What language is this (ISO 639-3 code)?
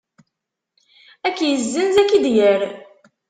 kab